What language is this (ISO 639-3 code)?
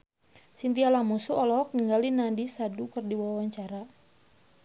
sun